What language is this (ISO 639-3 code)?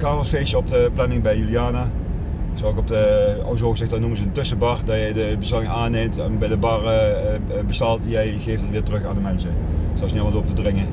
nld